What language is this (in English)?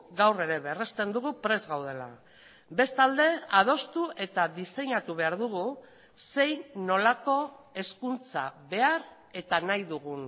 Basque